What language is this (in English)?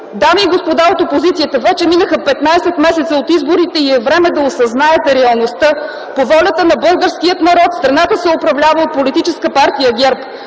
Bulgarian